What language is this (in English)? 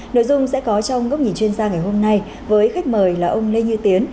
Vietnamese